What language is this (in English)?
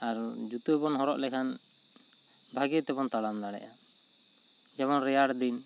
Santali